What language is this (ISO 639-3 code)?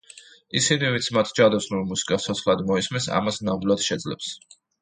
kat